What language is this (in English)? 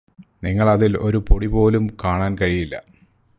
Malayalam